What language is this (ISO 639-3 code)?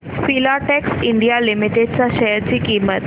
mar